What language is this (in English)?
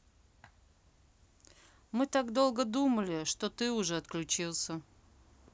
Russian